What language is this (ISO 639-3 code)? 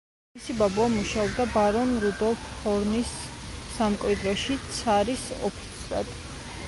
kat